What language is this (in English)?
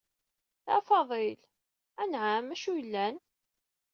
Kabyle